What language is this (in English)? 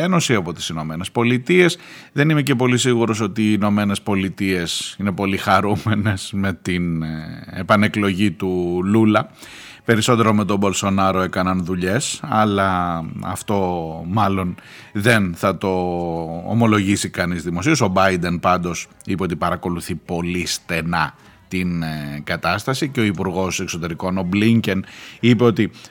Greek